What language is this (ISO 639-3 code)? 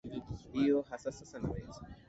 swa